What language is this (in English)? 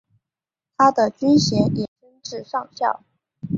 Chinese